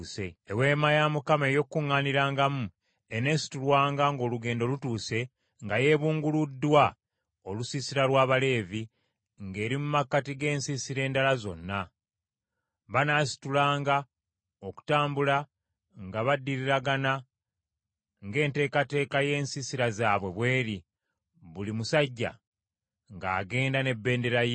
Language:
Ganda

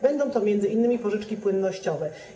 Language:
Polish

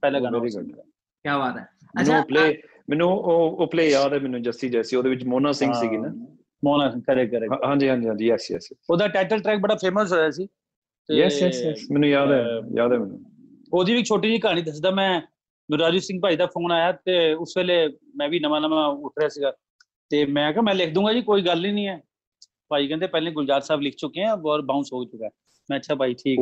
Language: Punjabi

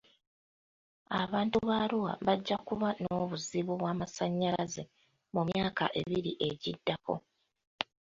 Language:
Ganda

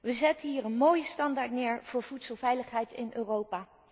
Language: Dutch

